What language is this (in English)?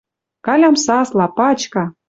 Western Mari